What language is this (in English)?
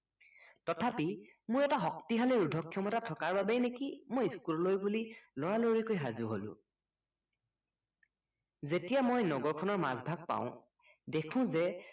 Assamese